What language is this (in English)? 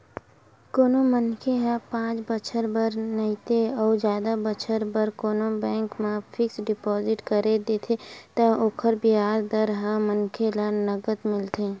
Chhattisgarhi